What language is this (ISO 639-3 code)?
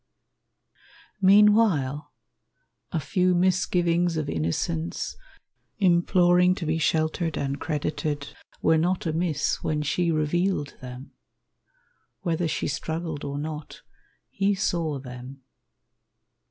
eng